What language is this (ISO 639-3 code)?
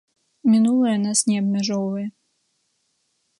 bel